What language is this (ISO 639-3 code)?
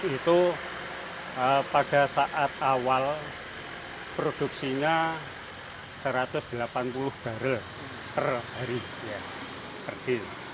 ind